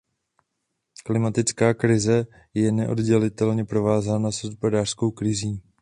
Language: Czech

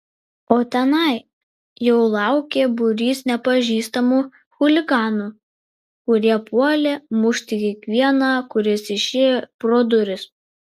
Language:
Lithuanian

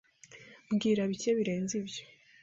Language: Kinyarwanda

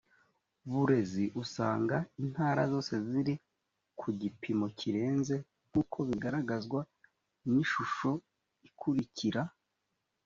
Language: Kinyarwanda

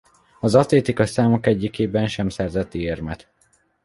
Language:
Hungarian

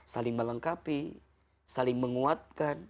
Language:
Indonesian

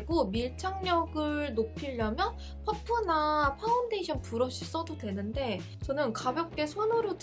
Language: Korean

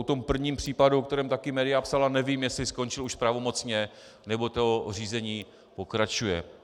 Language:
Czech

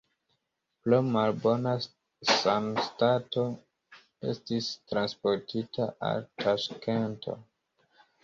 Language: Esperanto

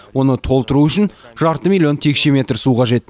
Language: Kazakh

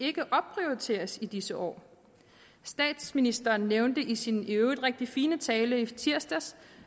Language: Danish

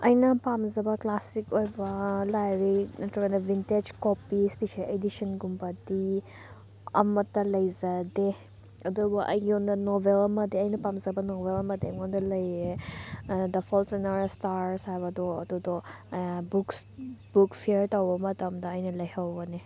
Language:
Manipuri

